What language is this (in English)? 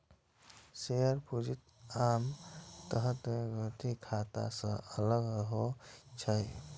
Maithili